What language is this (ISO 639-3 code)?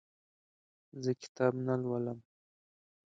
pus